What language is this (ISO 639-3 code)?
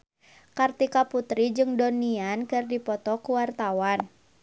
sun